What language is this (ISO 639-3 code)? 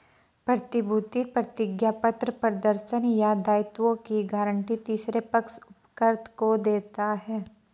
hin